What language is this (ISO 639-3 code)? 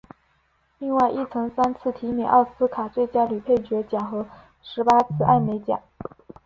zho